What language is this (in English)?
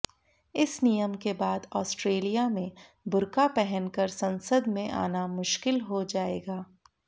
Hindi